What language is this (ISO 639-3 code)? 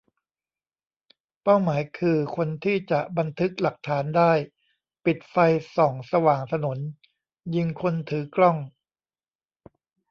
tha